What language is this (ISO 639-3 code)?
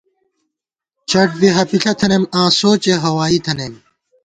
gwt